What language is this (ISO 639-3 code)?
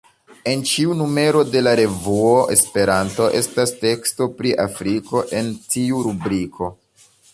epo